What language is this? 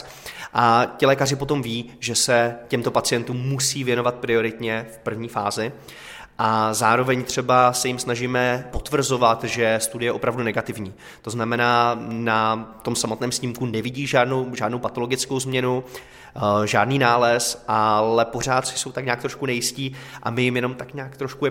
Czech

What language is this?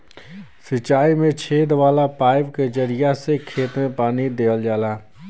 Bhojpuri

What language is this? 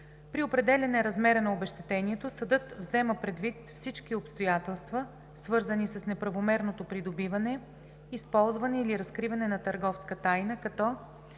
Bulgarian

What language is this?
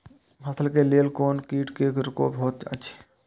Maithili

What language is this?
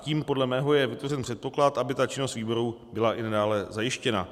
Czech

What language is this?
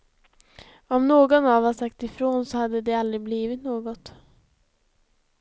Swedish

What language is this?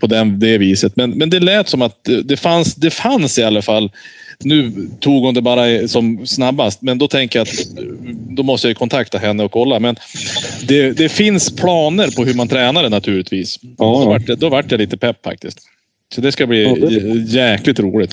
Swedish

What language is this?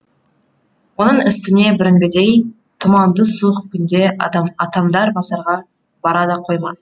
Kazakh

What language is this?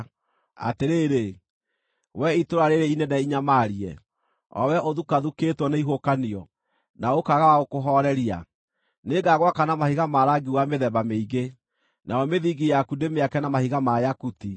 Kikuyu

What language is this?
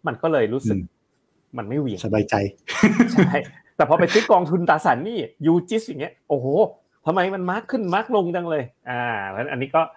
Thai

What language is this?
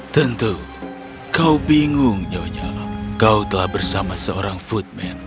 Indonesian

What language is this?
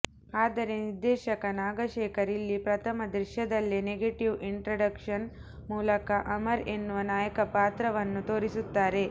Kannada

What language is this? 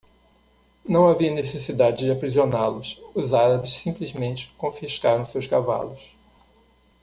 Portuguese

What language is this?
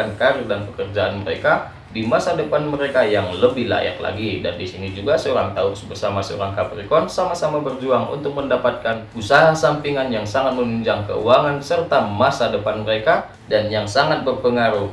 Indonesian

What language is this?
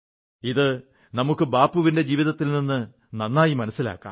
Malayalam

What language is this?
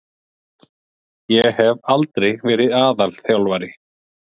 Icelandic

